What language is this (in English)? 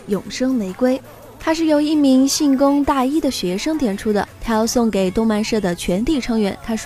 Chinese